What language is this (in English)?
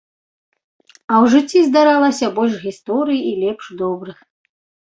Belarusian